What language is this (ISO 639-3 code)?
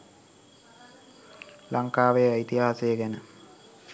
sin